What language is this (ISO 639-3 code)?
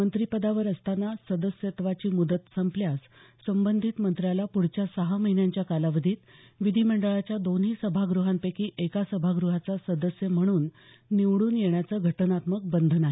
mar